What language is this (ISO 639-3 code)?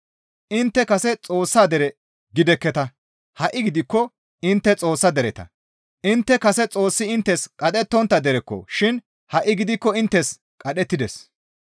gmv